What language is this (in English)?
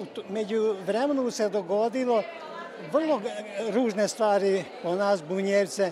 Croatian